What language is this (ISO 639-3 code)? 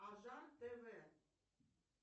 rus